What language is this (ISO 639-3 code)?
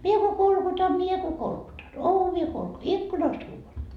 fin